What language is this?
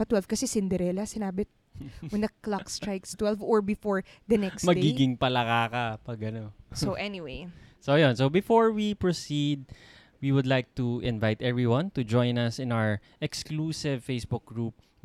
Filipino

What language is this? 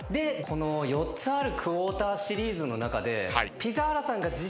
Japanese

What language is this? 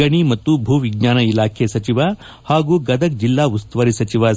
Kannada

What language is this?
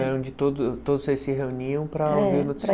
Portuguese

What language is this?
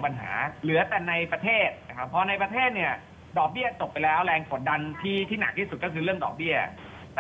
Thai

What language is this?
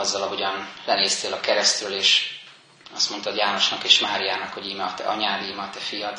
Hungarian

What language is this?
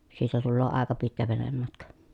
Finnish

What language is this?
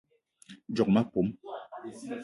Eton (Cameroon)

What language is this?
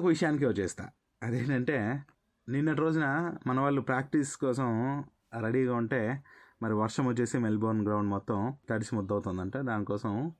Telugu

